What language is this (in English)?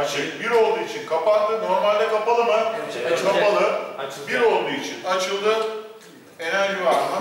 Turkish